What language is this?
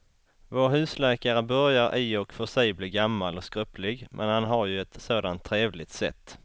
Swedish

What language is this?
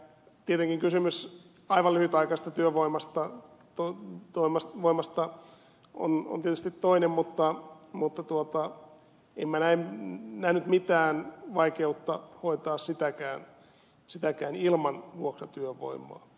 Finnish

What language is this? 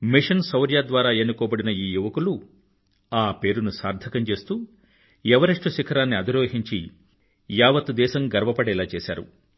Telugu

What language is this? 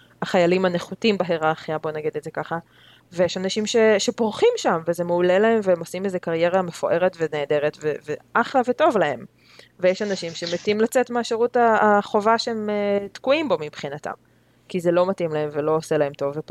Hebrew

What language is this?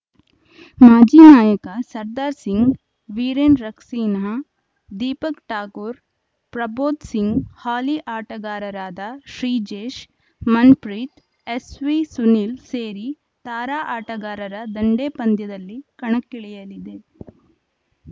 Kannada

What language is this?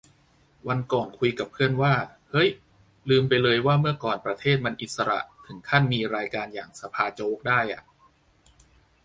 Thai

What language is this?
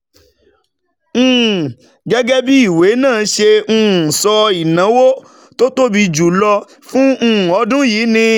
Yoruba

